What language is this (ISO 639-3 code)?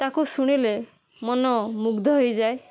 ori